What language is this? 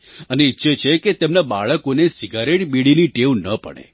Gujarati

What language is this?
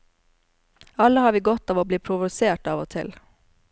Norwegian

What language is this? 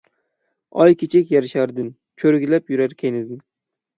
Uyghur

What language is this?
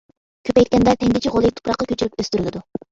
Uyghur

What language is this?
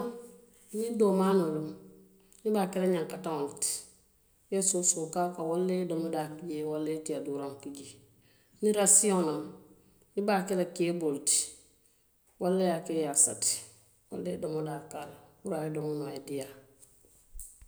Western Maninkakan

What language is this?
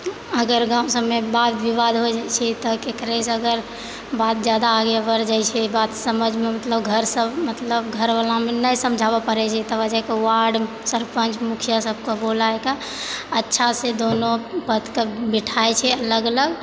Maithili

